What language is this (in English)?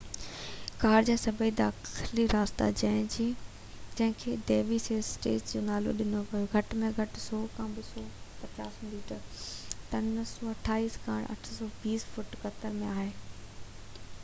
Sindhi